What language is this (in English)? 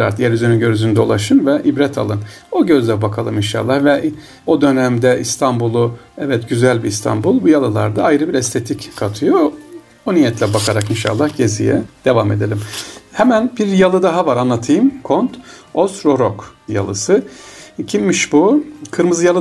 Turkish